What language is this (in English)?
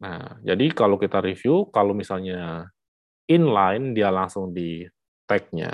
Indonesian